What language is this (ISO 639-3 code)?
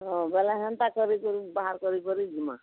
ori